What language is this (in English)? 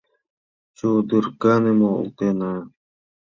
Mari